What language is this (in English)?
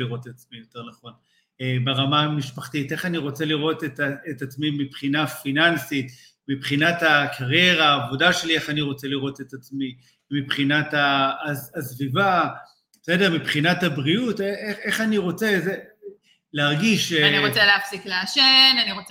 Hebrew